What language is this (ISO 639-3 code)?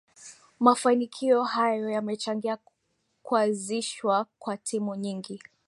swa